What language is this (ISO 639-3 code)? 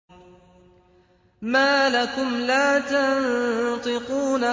ara